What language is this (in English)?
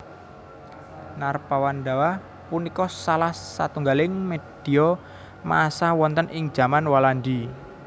Javanese